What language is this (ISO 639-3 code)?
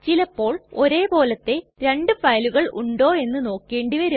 mal